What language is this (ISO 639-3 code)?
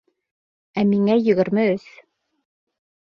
bak